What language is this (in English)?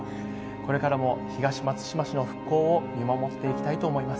Japanese